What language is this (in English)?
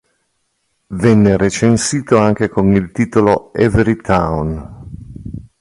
Italian